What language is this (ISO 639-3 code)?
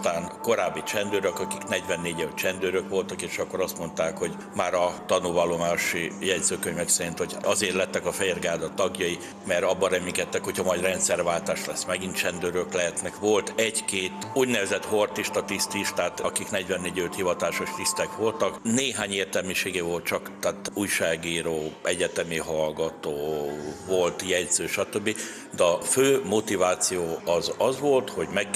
hun